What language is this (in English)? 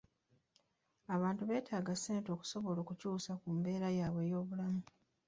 Ganda